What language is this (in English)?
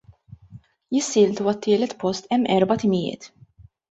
Maltese